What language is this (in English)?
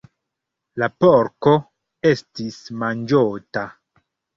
Esperanto